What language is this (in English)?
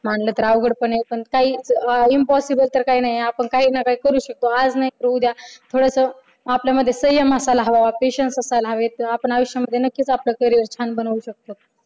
Marathi